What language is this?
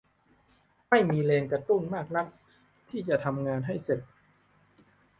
Thai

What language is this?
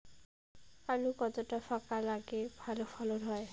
Bangla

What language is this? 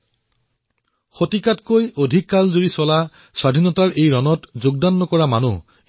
Assamese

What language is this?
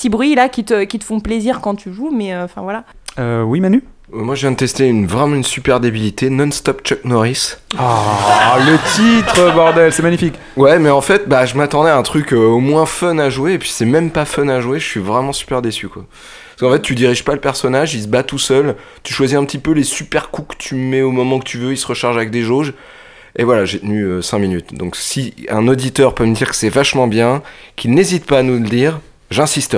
French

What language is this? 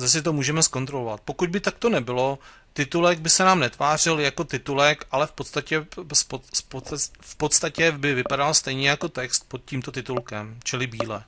Czech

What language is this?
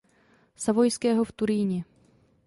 Czech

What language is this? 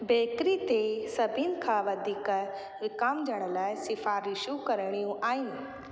Sindhi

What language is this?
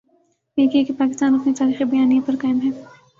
Urdu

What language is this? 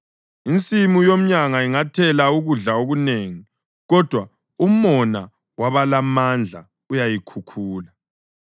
North Ndebele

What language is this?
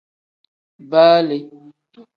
Tem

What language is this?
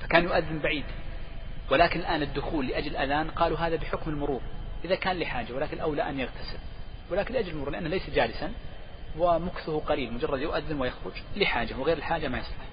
Arabic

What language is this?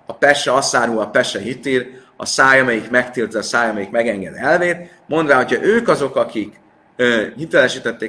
Hungarian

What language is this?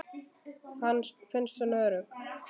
Icelandic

